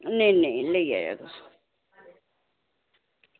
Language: Dogri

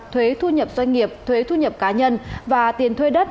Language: Vietnamese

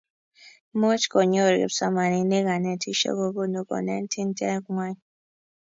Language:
Kalenjin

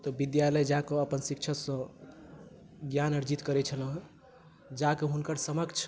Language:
Maithili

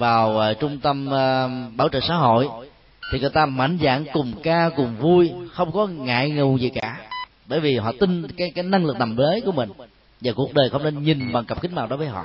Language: Vietnamese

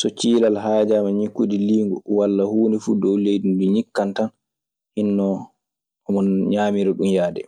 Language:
Maasina Fulfulde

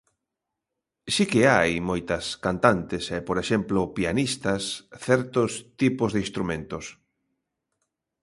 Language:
Galician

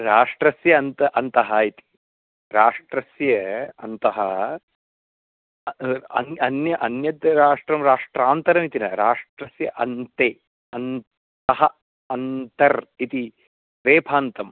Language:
Sanskrit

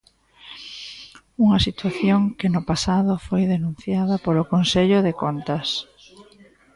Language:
Galician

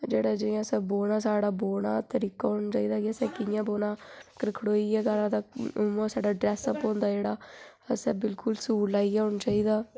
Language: Dogri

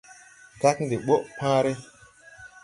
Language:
Tupuri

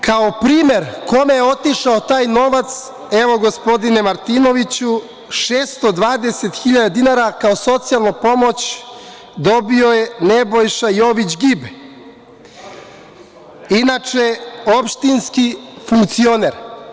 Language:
Serbian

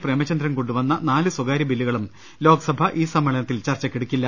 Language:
Malayalam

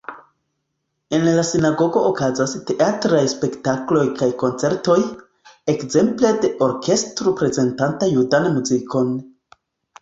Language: Esperanto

